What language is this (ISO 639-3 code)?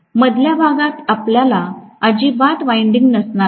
mar